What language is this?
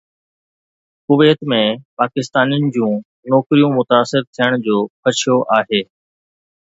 Sindhi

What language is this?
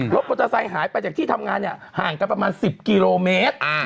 Thai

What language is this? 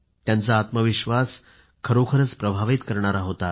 Marathi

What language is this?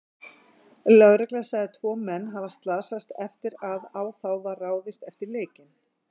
Icelandic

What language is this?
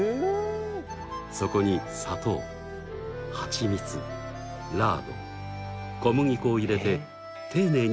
Japanese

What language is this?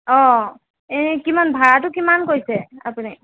Assamese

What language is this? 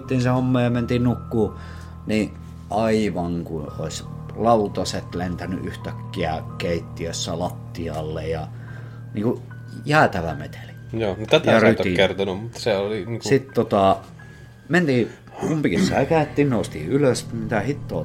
Finnish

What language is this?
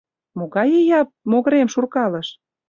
Mari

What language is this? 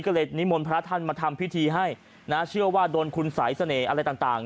Thai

